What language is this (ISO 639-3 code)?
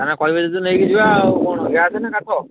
ori